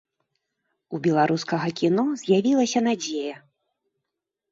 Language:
Belarusian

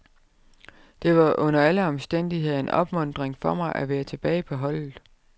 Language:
Danish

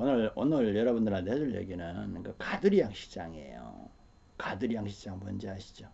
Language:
Korean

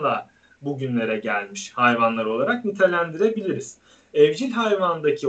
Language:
Turkish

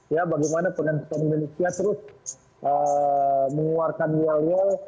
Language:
Indonesian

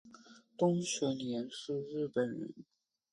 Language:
Chinese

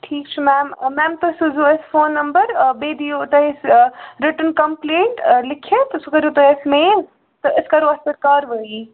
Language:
Kashmiri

